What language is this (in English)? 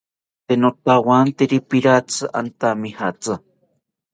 South Ucayali Ashéninka